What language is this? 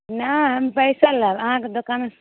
Maithili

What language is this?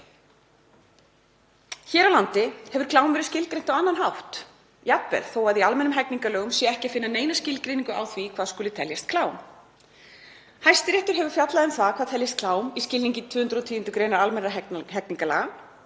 Icelandic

